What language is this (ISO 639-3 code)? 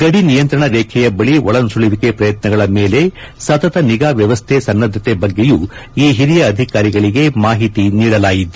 kan